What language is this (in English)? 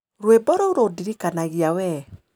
Kikuyu